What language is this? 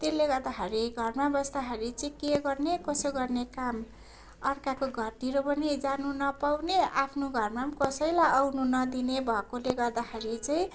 Nepali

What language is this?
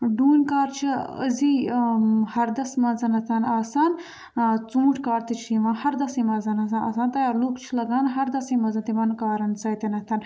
Kashmiri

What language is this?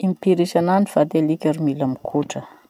Masikoro Malagasy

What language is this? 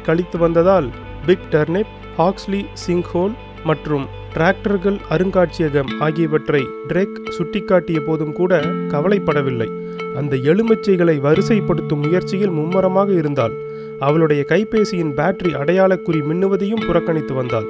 Tamil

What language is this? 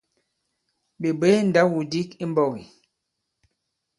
Bankon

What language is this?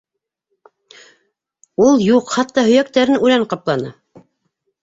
Bashkir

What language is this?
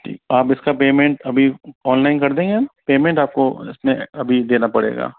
Hindi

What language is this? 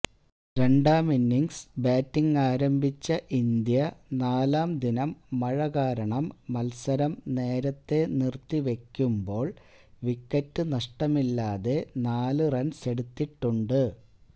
Malayalam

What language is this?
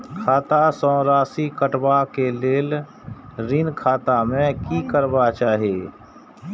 Maithili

